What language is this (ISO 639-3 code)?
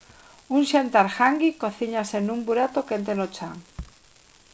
glg